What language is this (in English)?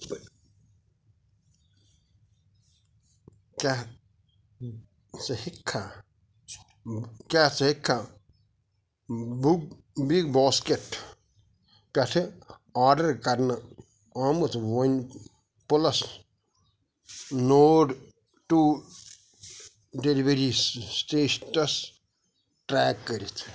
Kashmiri